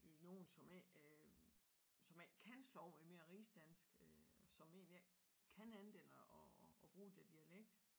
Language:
Danish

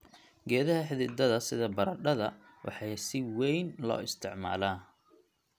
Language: Somali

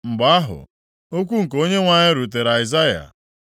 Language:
Igbo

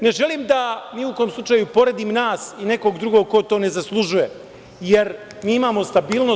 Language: Serbian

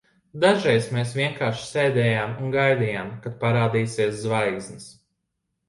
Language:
Latvian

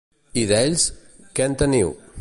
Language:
Catalan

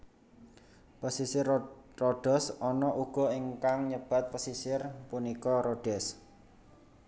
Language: Javanese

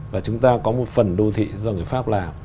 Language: Vietnamese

